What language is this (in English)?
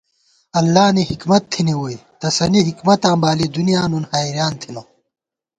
Gawar-Bati